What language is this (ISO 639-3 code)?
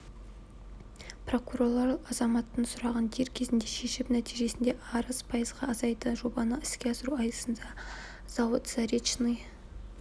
kaz